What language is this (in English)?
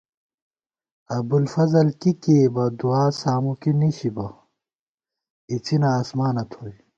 Gawar-Bati